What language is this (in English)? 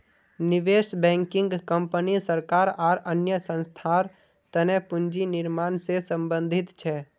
Magahi